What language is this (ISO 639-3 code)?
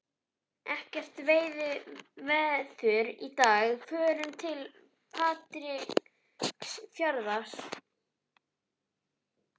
isl